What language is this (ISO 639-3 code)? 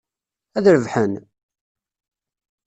kab